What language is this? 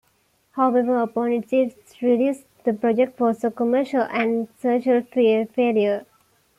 English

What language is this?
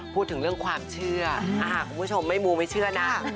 Thai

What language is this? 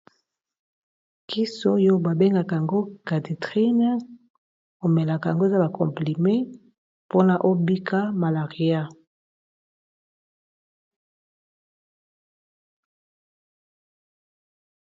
Lingala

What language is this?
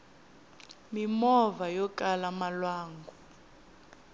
Tsonga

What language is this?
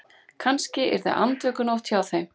Icelandic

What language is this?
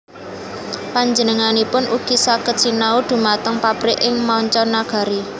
Javanese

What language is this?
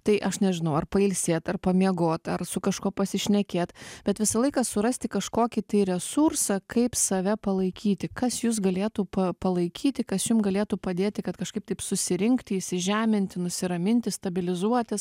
Lithuanian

